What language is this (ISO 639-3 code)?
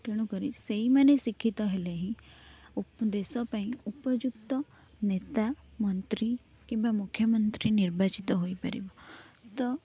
ori